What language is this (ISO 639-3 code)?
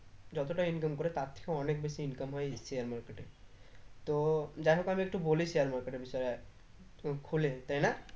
ben